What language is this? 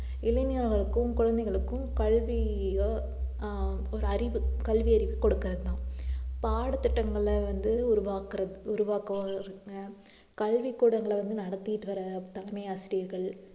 Tamil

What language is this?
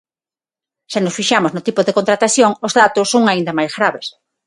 Galician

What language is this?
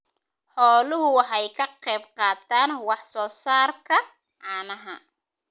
Somali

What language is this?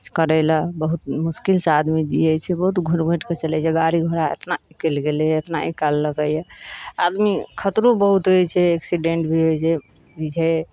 Maithili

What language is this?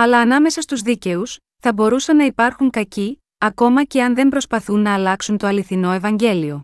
Greek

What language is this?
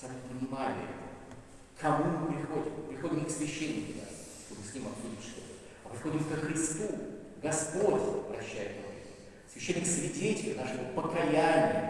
Russian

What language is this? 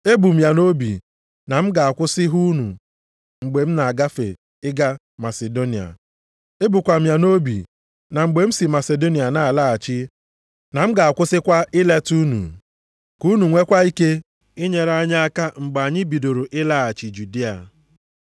Igbo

